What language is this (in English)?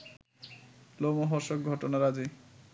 Bangla